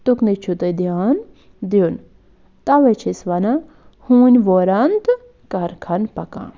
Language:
Kashmiri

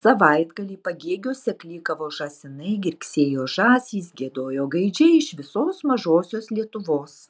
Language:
Lithuanian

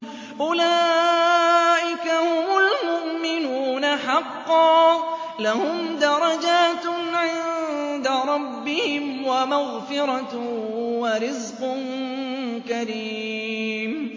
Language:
Arabic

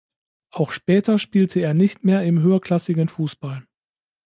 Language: German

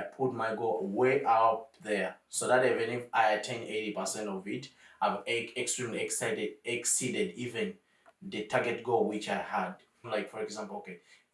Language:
English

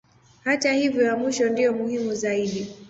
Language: Swahili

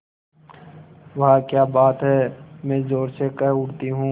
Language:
Hindi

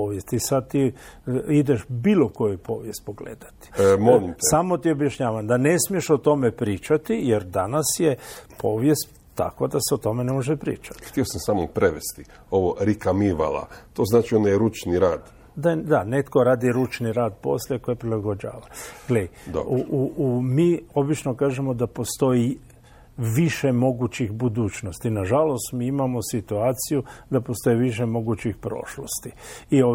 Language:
Croatian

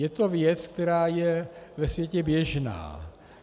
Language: Czech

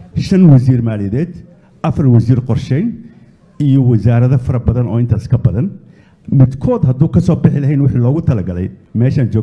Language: Arabic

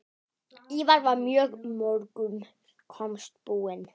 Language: Icelandic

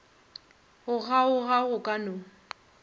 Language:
Northern Sotho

